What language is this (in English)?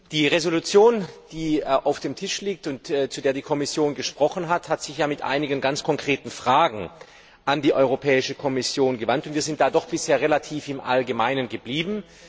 German